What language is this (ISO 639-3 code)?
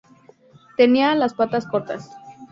spa